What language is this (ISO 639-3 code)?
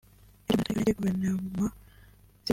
kin